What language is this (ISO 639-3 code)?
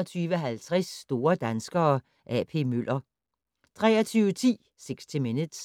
dan